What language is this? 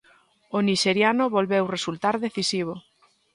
Galician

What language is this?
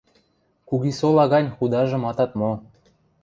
Western Mari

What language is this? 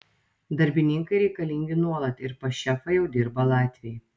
Lithuanian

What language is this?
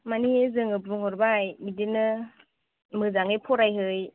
Bodo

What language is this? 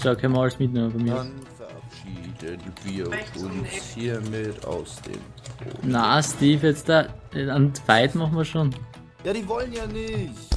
German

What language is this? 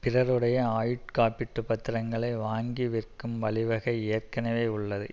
Tamil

